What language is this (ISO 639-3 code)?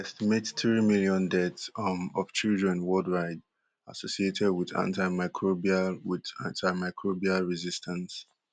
pcm